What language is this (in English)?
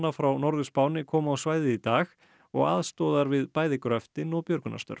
Icelandic